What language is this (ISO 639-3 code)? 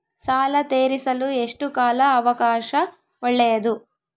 kan